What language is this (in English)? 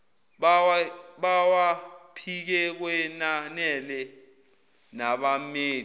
Zulu